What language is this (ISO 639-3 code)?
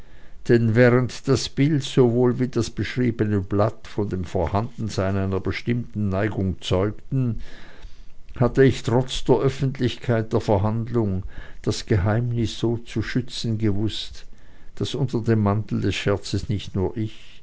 deu